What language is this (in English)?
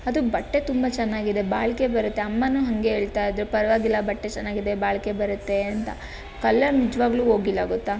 Kannada